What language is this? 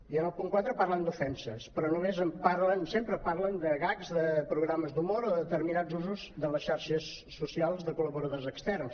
Catalan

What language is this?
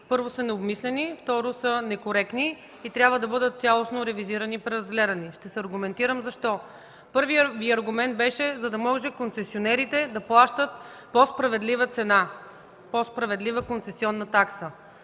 Bulgarian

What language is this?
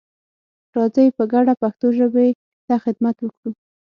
Pashto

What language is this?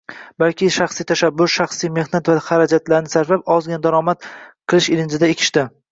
Uzbek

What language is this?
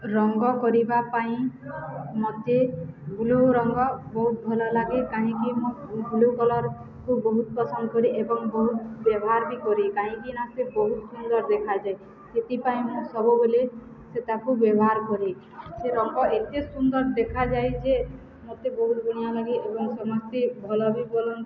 Odia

